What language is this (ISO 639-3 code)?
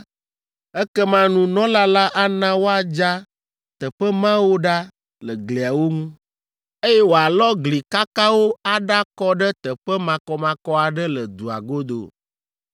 ewe